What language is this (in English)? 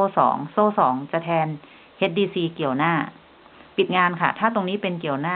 Thai